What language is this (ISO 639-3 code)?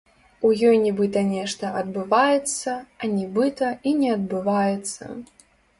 bel